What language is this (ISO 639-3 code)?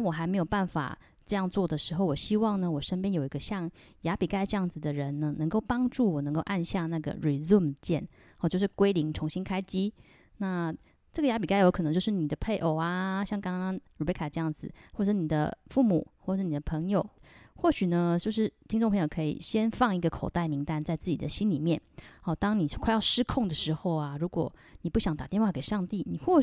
zho